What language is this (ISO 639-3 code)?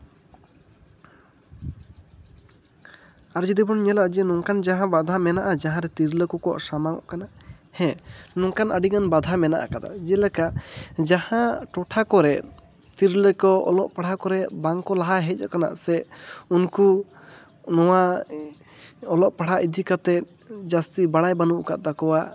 sat